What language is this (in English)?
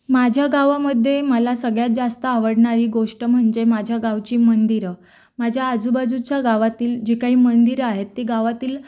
Marathi